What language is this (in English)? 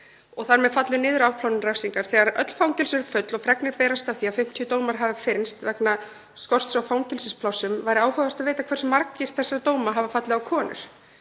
Icelandic